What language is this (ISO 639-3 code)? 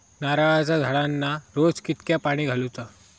mar